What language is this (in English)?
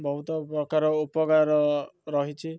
Odia